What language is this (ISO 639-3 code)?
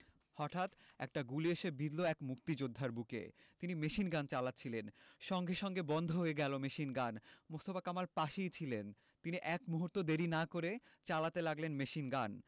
ben